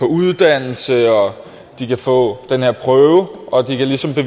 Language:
Danish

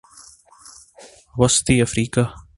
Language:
Urdu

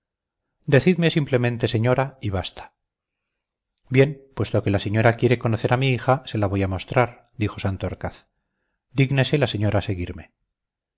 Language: Spanish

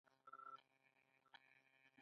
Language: Pashto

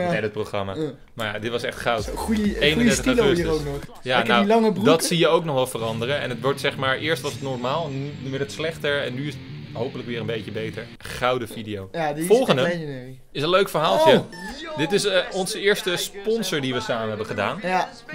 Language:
Dutch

